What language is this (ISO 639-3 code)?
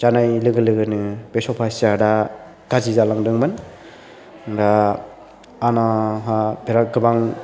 brx